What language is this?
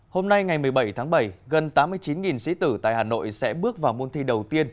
Vietnamese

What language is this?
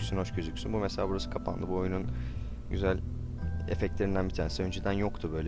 Turkish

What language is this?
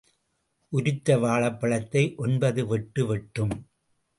Tamil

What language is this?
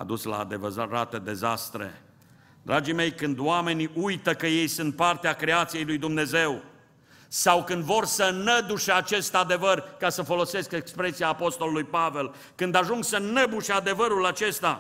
Romanian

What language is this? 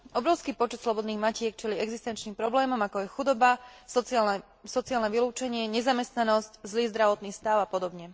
Slovak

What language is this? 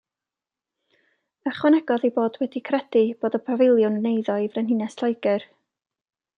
Welsh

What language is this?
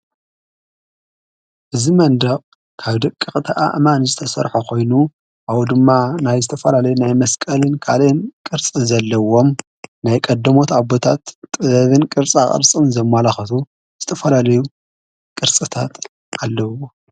Tigrinya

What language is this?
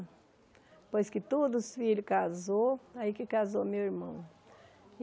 Portuguese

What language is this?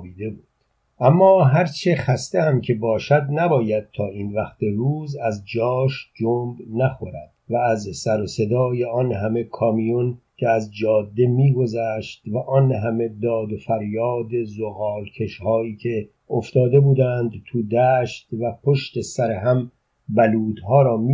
Persian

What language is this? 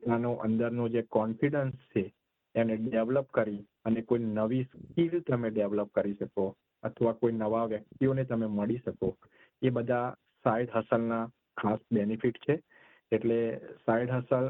Gujarati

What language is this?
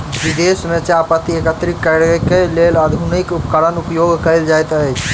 Maithili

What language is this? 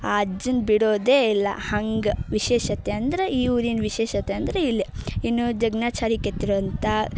Kannada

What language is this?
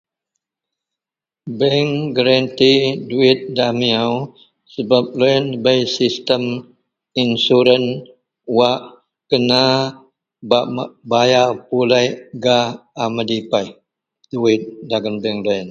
Central Melanau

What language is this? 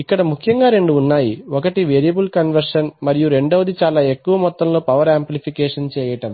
Telugu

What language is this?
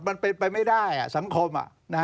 Thai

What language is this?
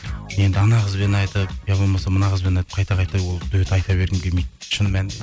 Kazakh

